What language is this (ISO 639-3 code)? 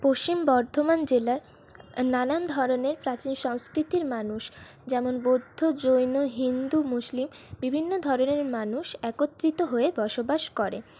ben